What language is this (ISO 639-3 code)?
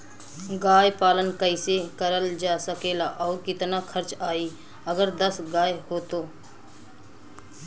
bho